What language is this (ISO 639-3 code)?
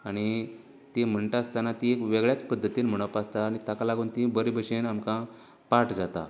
kok